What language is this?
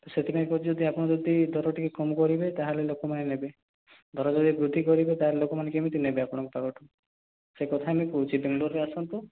Odia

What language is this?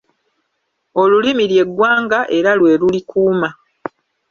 Ganda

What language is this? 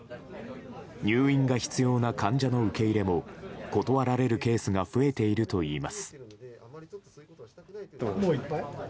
Japanese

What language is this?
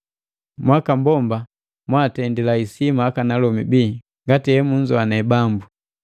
Matengo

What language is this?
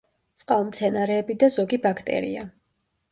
Georgian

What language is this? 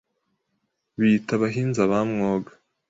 Kinyarwanda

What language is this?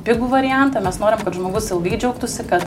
Lithuanian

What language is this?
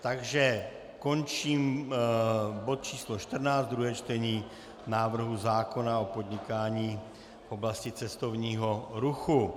Czech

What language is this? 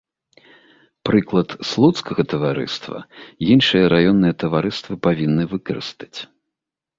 Belarusian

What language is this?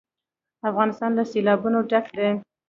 Pashto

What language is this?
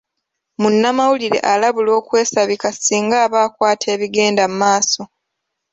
Ganda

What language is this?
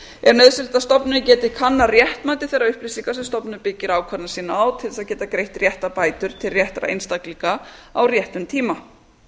Icelandic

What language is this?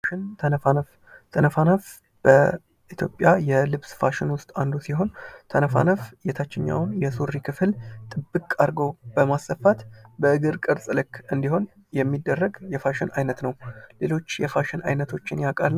Amharic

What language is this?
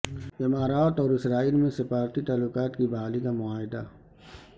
Urdu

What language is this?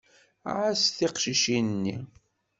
Kabyle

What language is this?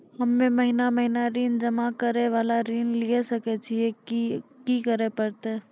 Maithili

